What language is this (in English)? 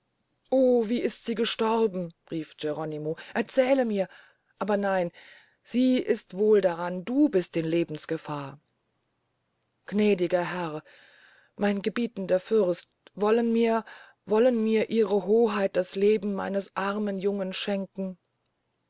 German